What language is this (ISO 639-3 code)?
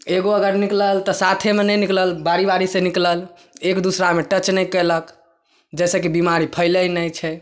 mai